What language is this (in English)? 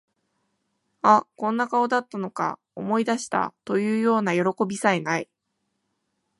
Japanese